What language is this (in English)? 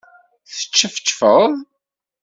Kabyle